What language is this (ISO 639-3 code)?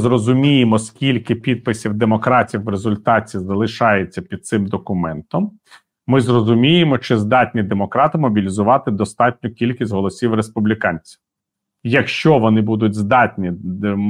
ukr